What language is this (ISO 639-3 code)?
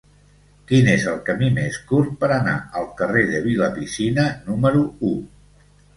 cat